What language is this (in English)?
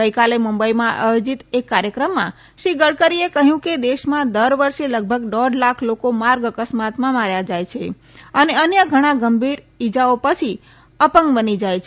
Gujarati